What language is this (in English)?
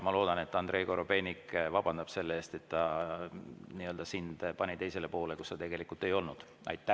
Estonian